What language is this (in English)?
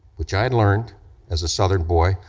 English